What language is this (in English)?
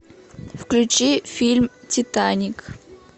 Russian